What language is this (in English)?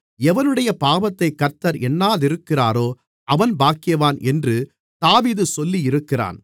Tamil